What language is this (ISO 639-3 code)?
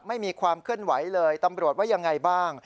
tha